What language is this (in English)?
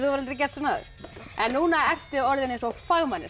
Icelandic